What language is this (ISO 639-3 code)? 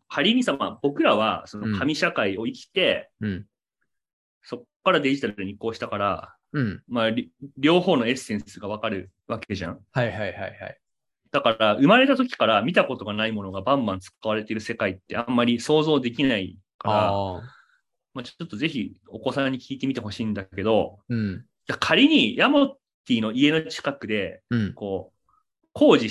jpn